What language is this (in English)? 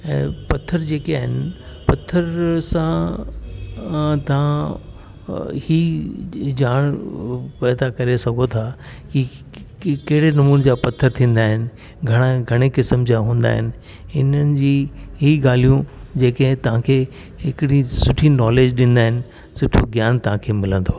Sindhi